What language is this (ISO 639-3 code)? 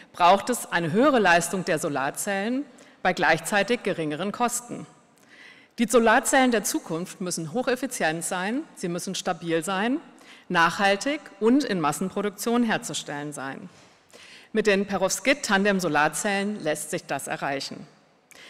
deu